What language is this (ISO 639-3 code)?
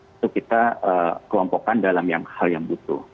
ind